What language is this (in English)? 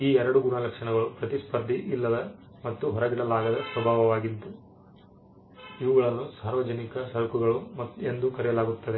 Kannada